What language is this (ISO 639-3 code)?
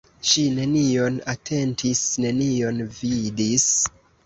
epo